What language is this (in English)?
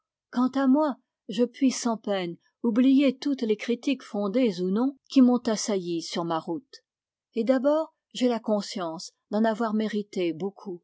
French